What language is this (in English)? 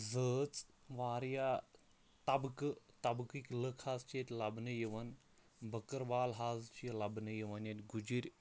Kashmiri